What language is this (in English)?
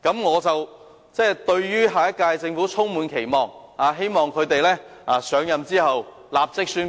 Cantonese